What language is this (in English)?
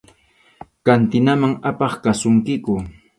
Arequipa-La Unión Quechua